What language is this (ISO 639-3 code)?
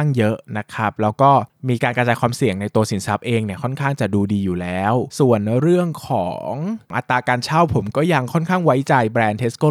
tha